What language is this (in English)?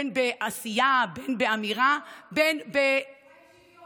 Hebrew